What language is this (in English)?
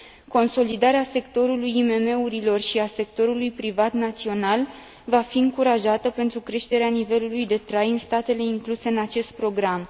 Romanian